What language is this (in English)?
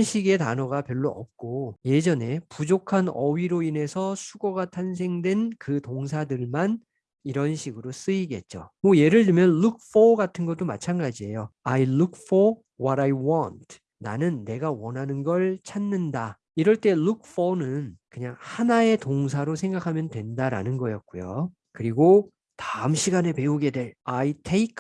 Korean